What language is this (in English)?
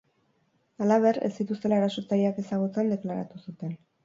Basque